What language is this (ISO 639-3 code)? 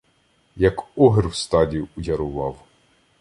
ukr